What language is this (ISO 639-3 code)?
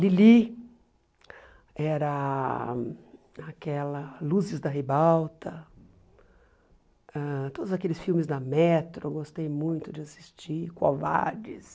por